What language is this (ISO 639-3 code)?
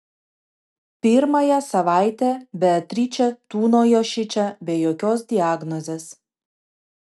lit